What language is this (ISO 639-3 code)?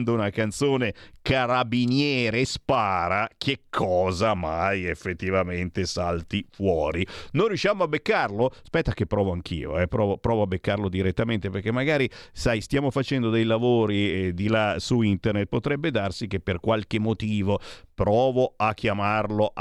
ita